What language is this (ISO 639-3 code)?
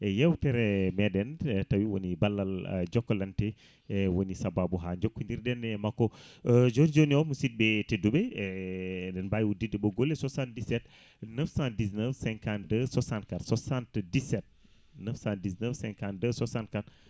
ful